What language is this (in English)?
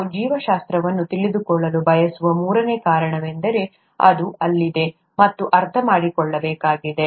Kannada